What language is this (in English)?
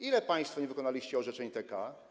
Polish